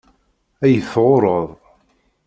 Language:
Kabyle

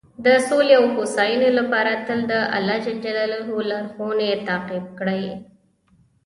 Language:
Pashto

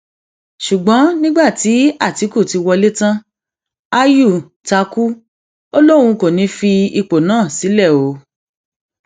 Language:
Yoruba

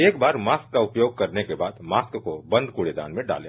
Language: Hindi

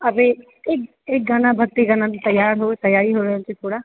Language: Maithili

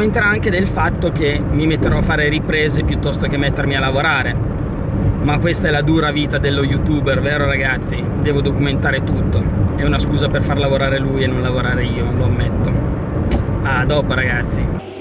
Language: Italian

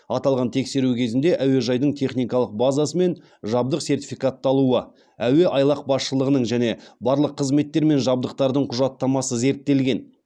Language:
Kazakh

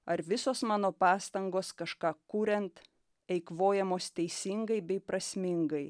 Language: Lithuanian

